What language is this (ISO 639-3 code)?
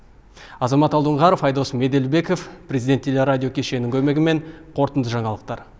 kaz